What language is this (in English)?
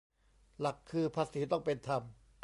Thai